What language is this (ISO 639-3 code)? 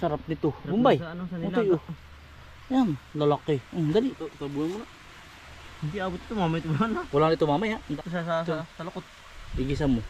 fil